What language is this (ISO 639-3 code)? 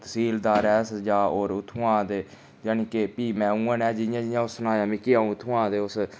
doi